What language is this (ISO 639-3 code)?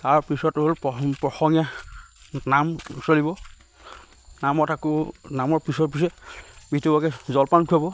asm